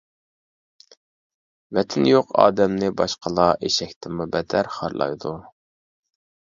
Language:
Uyghur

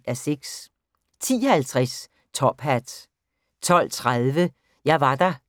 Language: Danish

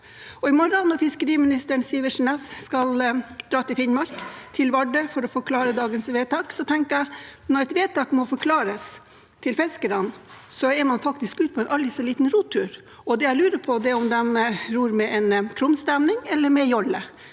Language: Norwegian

